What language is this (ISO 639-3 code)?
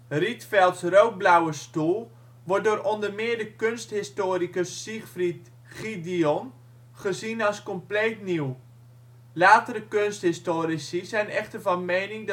nld